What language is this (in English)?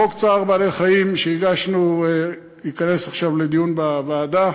Hebrew